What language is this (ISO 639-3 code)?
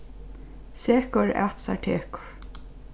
fao